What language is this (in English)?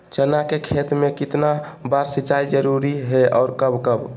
Magahi